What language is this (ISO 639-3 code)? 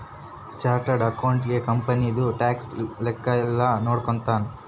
kan